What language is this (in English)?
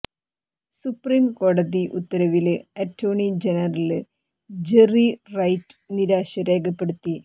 Malayalam